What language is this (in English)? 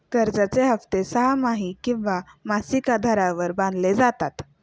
Marathi